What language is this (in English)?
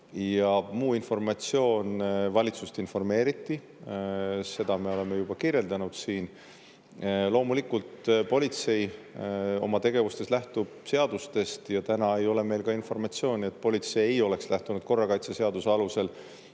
Estonian